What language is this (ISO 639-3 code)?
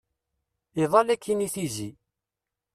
kab